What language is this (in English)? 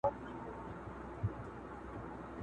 Pashto